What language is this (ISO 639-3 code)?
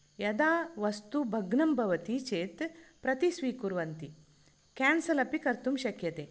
san